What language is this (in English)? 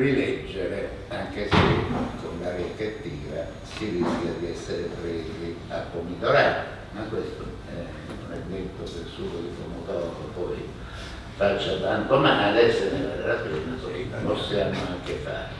Italian